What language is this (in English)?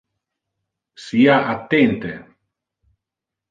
Interlingua